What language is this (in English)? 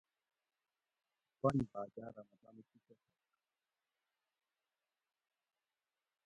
Gawri